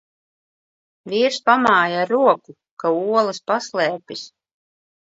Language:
Latvian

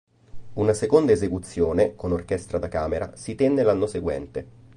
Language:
Italian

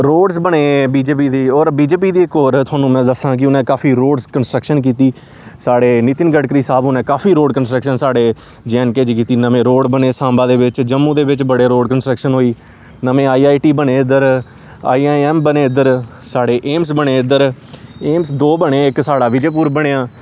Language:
Dogri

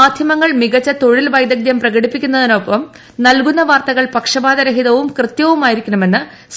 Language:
Malayalam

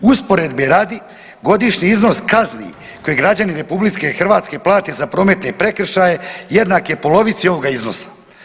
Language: Croatian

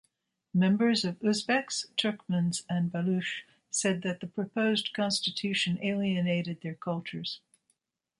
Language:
English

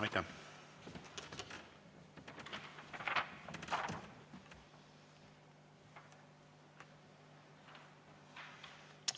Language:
Estonian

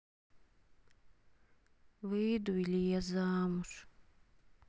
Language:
Russian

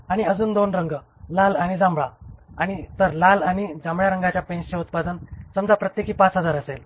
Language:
Marathi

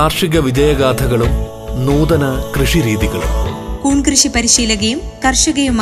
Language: Malayalam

